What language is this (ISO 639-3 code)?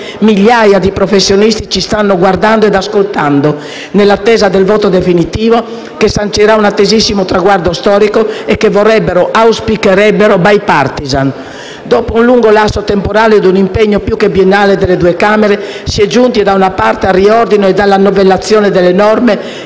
ita